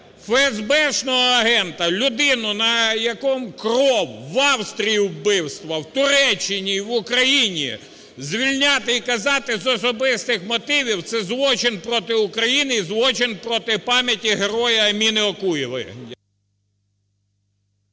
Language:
Ukrainian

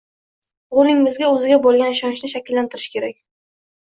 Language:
Uzbek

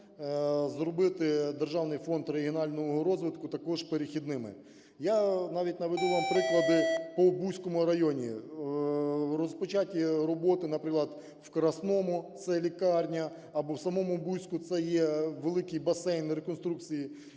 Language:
Ukrainian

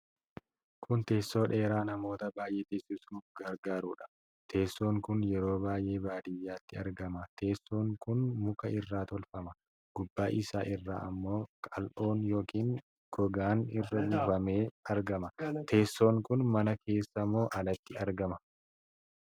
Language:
Oromo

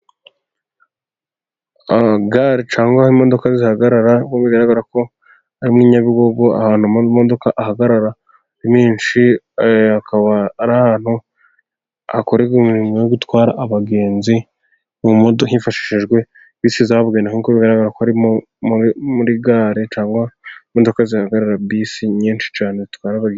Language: Kinyarwanda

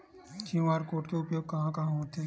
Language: Chhattisgarhi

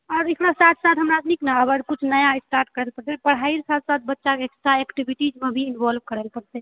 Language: Maithili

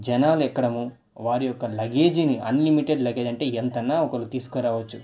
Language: Telugu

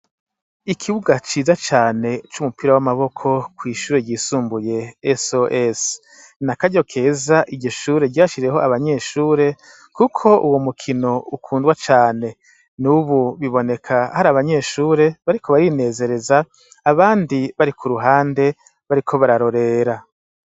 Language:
Rundi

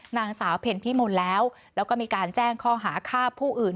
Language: Thai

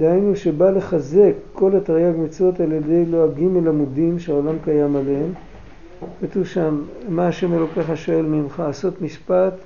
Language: Hebrew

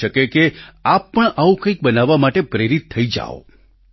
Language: Gujarati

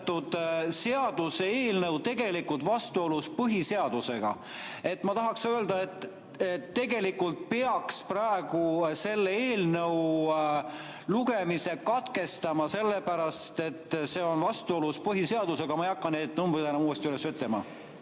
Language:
Estonian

